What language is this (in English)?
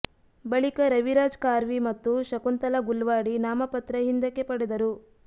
Kannada